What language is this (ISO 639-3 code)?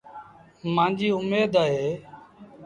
sbn